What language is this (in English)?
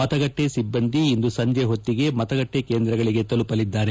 Kannada